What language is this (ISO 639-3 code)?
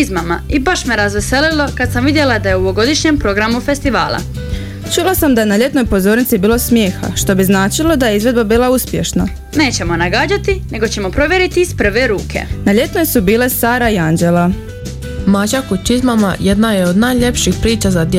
hrv